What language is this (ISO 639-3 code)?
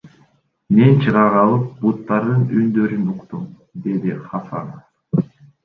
kir